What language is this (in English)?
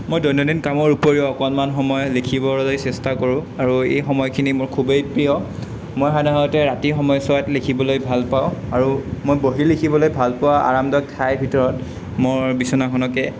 Assamese